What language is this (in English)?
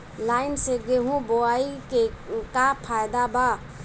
Bhojpuri